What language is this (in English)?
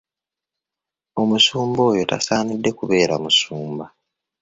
Ganda